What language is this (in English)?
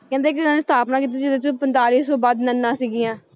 Punjabi